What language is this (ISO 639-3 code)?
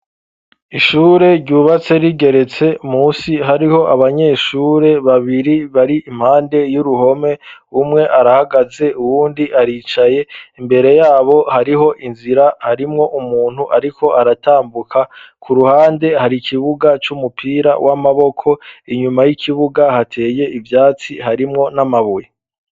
run